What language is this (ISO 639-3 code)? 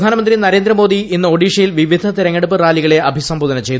mal